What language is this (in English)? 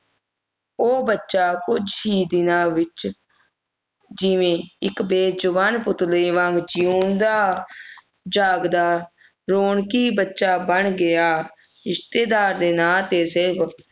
Punjabi